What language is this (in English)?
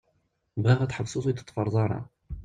Kabyle